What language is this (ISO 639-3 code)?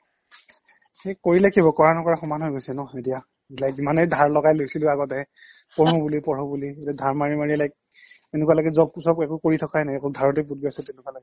asm